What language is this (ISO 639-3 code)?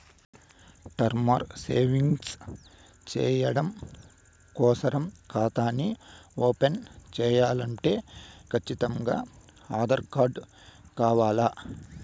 tel